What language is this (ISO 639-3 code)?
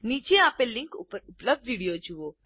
guj